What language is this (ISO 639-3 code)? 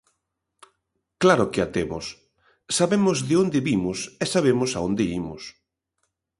glg